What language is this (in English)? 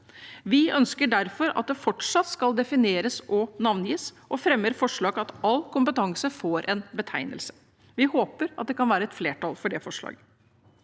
Norwegian